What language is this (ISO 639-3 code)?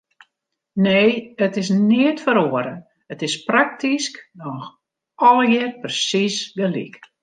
fry